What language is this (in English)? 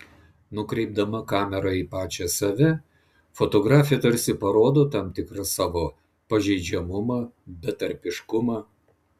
Lithuanian